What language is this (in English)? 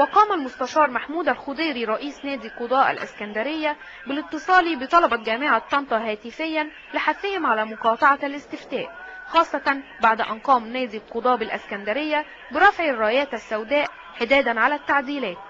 Arabic